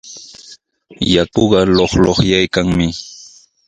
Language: Sihuas Ancash Quechua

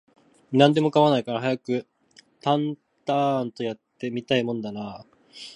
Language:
Japanese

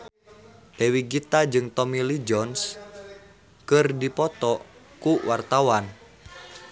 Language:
Sundanese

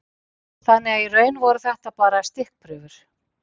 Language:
Icelandic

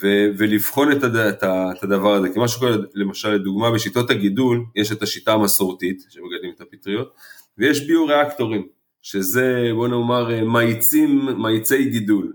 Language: Hebrew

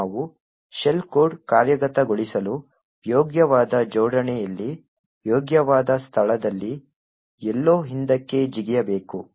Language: Kannada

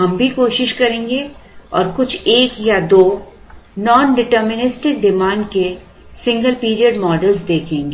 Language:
Hindi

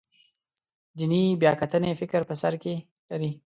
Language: Pashto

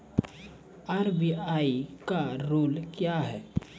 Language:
Maithili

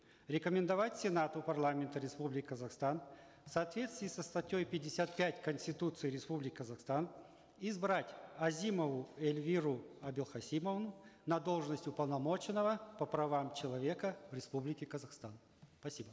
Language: Kazakh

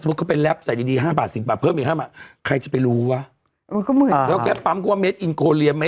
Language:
Thai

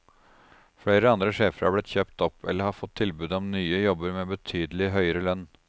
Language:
Norwegian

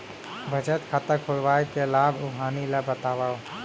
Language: Chhattisgarhi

